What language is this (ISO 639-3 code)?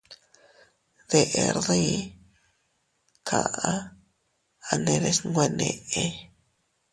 cut